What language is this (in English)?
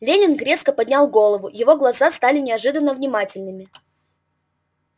Russian